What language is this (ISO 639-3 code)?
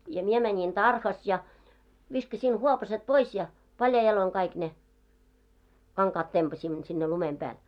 fin